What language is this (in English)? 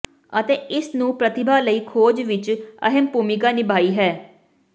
Punjabi